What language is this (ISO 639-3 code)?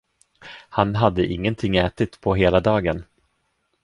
swe